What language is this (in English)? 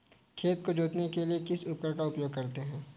Hindi